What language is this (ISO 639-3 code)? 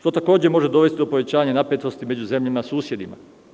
srp